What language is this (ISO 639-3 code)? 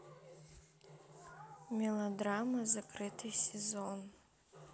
rus